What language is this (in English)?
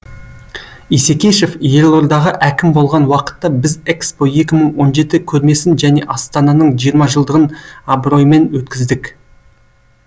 Kazakh